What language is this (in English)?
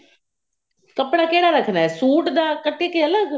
Punjabi